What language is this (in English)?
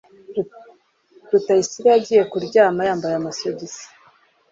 Kinyarwanda